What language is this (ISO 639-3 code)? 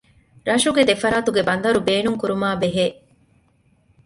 div